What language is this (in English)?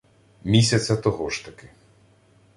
Ukrainian